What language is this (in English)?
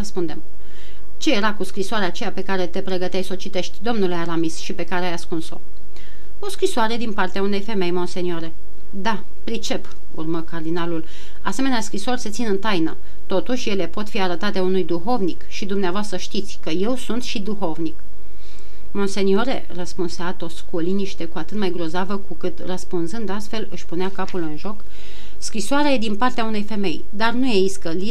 Romanian